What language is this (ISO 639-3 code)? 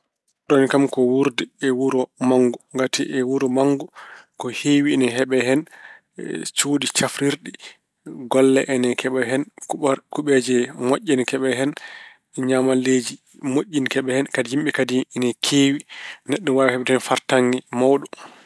ful